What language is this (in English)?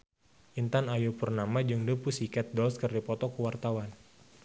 Sundanese